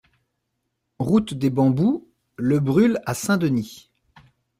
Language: French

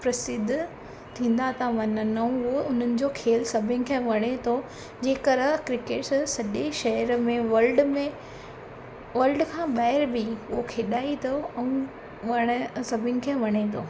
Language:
Sindhi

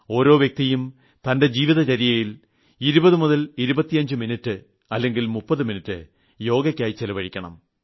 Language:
Malayalam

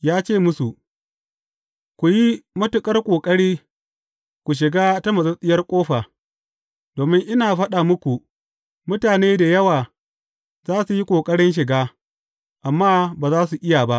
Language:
Hausa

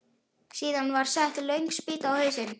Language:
Icelandic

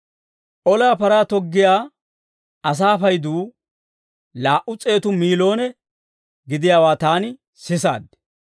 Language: Dawro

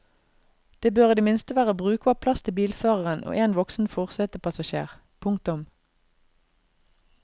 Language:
Norwegian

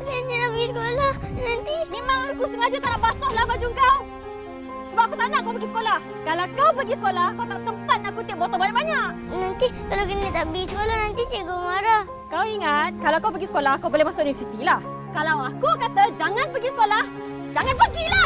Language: Malay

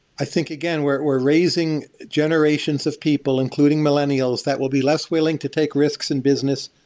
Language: English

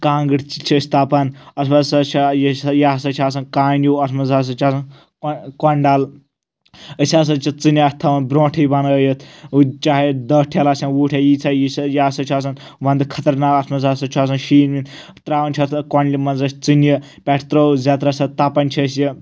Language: Kashmiri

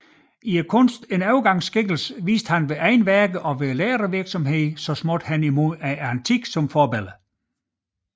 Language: Danish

